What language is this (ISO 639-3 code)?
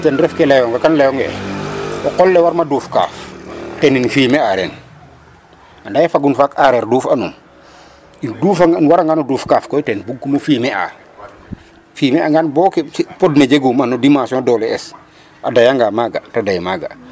srr